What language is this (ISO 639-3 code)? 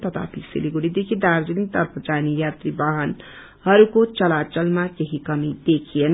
nep